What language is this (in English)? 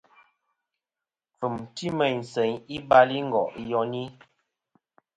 Kom